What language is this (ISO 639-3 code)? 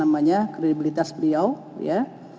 ind